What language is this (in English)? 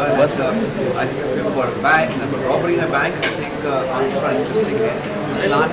Greek